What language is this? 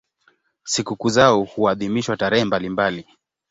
Swahili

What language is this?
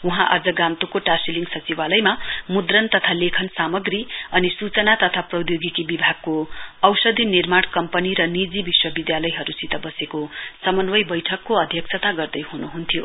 Nepali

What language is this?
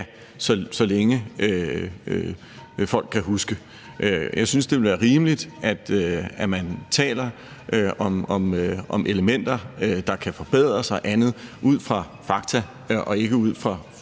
Danish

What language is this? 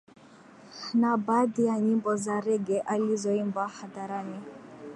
Swahili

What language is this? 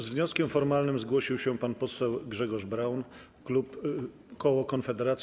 Polish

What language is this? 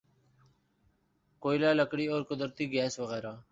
Urdu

